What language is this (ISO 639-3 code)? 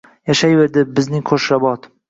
uzb